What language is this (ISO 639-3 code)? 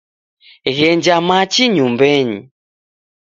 dav